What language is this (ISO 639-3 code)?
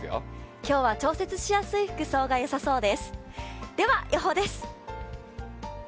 jpn